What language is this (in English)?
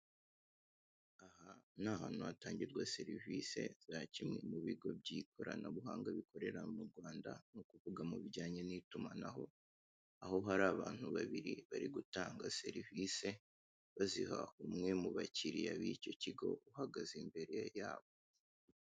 Kinyarwanda